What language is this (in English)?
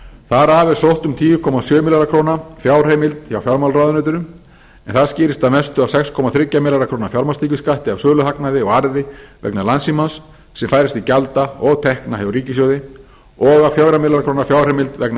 Icelandic